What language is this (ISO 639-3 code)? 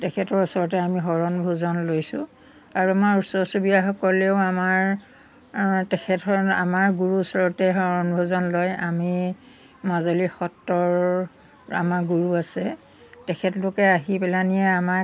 asm